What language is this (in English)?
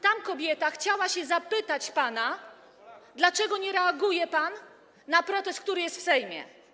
Polish